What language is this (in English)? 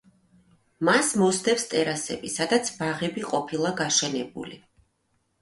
Georgian